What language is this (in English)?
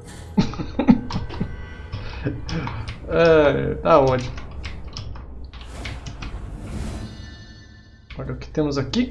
Portuguese